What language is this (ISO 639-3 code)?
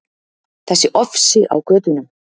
isl